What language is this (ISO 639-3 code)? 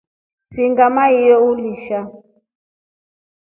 rof